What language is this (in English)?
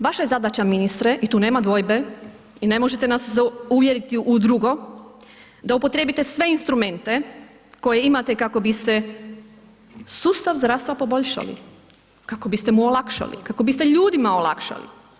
Croatian